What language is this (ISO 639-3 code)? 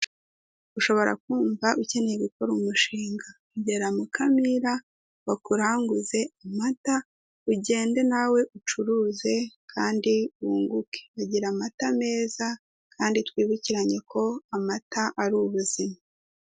kin